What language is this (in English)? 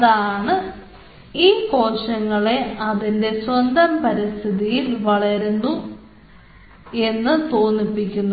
Malayalam